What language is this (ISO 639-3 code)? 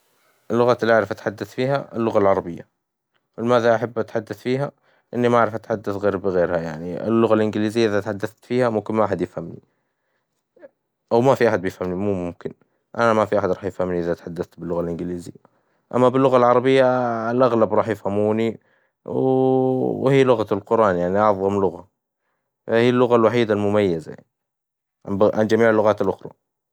acw